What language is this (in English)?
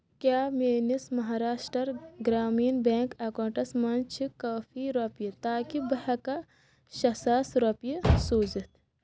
Kashmiri